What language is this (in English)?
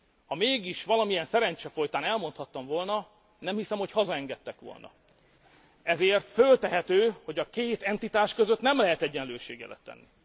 Hungarian